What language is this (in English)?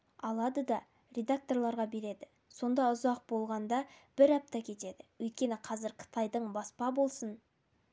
Kazakh